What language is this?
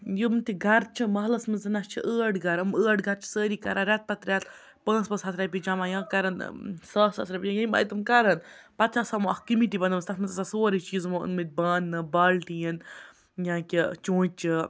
Kashmiri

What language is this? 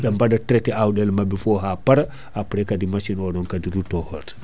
Fula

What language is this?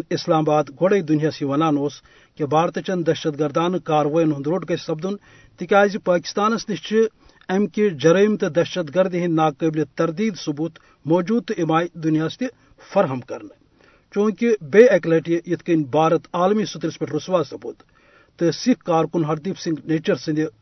Urdu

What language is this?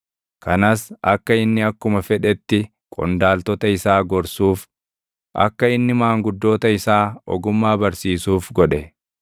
Oromo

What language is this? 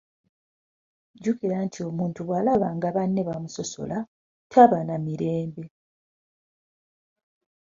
Ganda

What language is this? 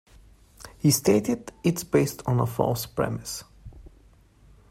English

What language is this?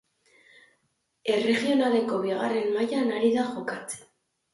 Basque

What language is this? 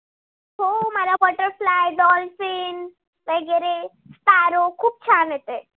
Marathi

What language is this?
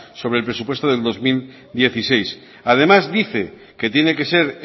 Spanish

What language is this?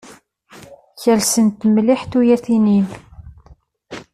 Kabyle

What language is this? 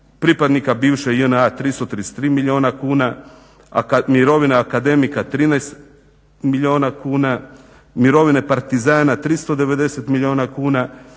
Croatian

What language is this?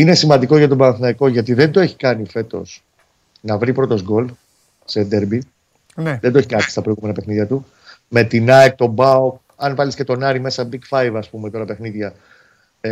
Greek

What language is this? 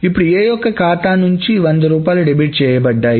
Telugu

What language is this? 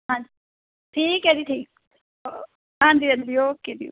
Punjabi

